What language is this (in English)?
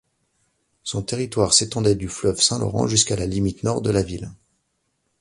French